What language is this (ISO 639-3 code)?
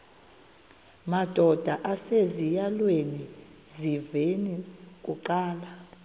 xho